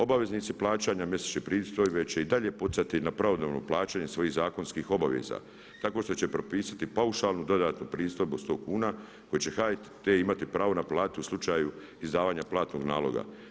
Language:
Croatian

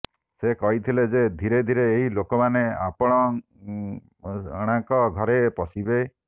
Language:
Odia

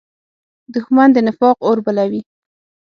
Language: Pashto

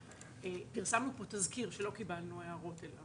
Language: Hebrew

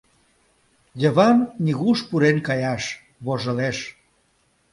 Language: Mari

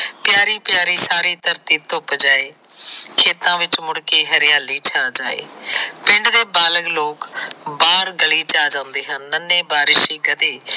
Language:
Punjabi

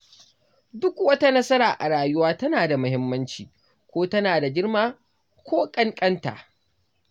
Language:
Hausa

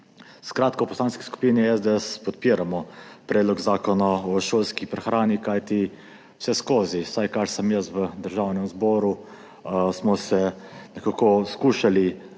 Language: Slovenian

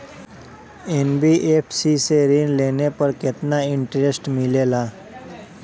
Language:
Bhojpuri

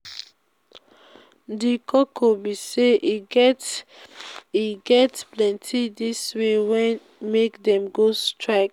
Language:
Nigerian Pidgin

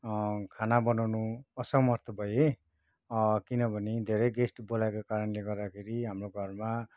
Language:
Nepali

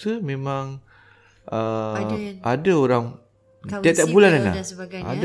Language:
Malay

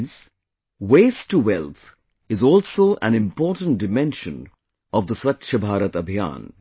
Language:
English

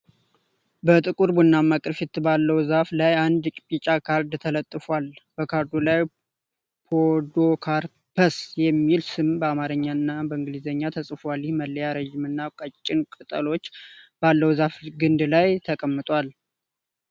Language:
Amharic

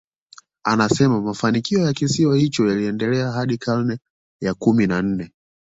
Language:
Swahili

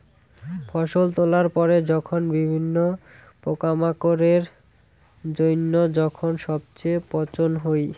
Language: Bangla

